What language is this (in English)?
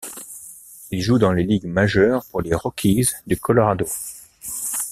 French